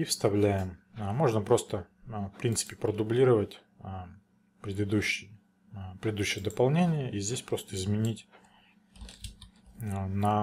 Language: Russian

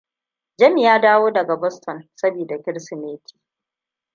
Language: Hausa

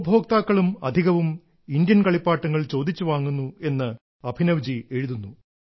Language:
Malayalam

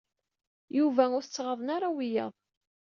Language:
Kabyle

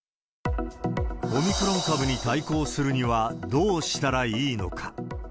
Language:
Japanese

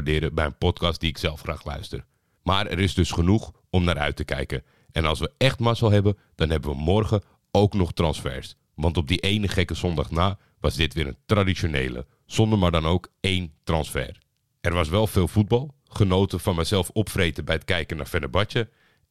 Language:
Dutch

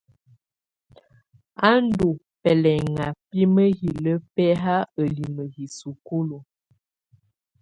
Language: Tunen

